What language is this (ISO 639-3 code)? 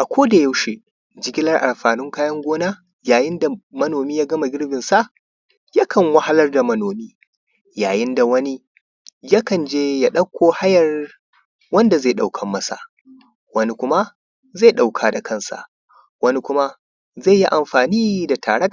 hau